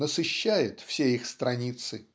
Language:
Russian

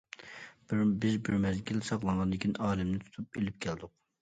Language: Uyghur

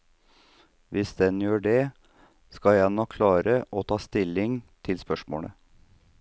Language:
Norwegian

